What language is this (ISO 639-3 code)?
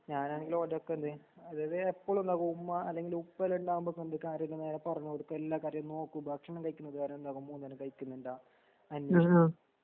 mal